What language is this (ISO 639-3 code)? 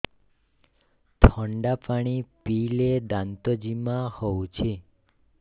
ori